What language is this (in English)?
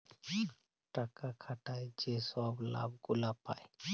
Bangla